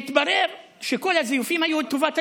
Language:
Hebrew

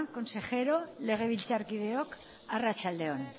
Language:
Basque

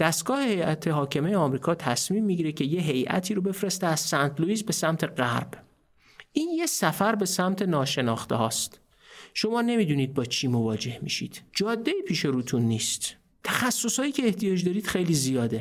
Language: Persian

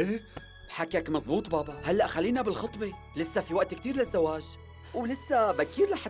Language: Arabic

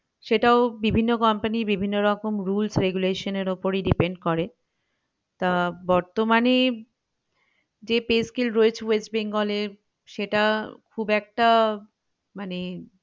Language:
Bangla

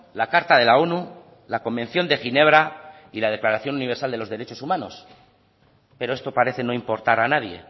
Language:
Spanish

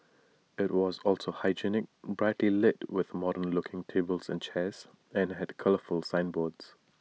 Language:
English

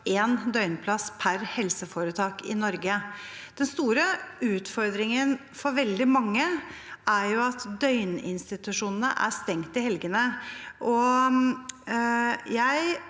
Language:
Norwegian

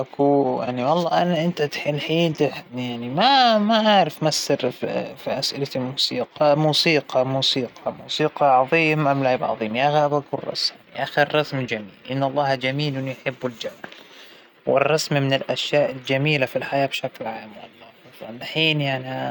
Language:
Hijazi Arabic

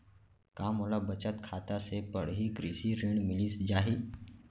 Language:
Chhattisgarhi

